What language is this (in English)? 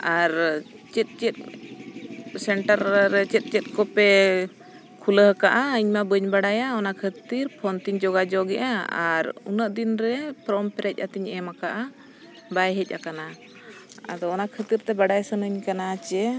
Santali